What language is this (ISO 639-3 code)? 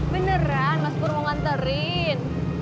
ind